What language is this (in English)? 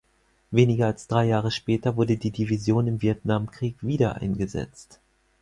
German